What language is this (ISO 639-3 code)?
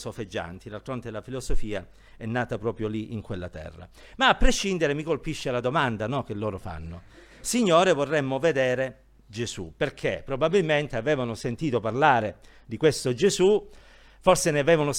ita